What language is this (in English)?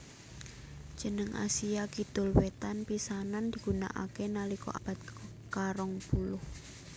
Javanese